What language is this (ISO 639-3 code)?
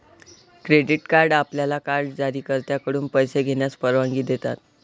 mar